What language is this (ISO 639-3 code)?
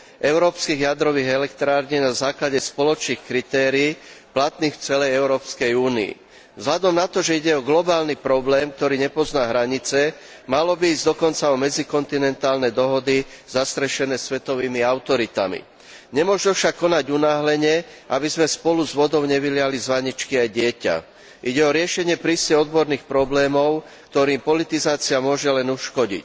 slk